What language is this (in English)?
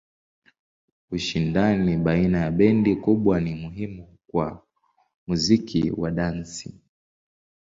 Swahili